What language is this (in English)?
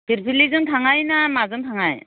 Bodo